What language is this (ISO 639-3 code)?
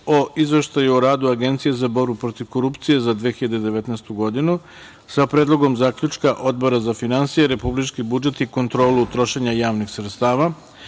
srp